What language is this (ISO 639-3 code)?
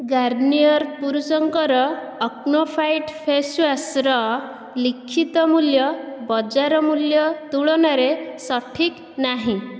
ori